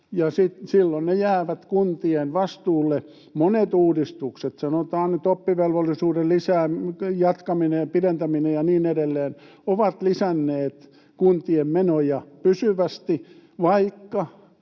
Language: Finnish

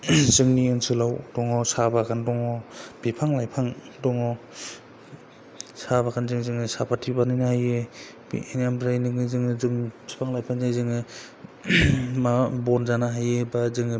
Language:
Bodo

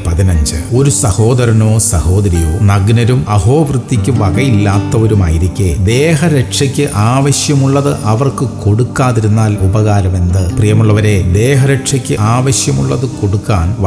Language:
Thai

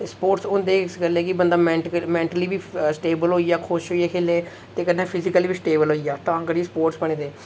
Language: Dogri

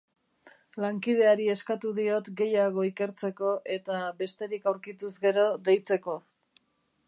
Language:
Basque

